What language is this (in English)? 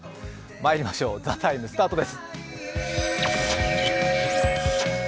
Japanese